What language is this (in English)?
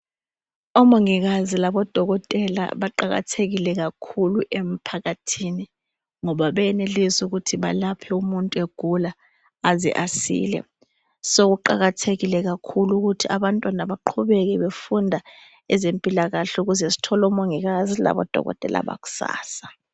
North Ndebele